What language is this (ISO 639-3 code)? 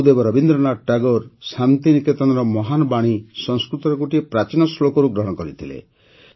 ori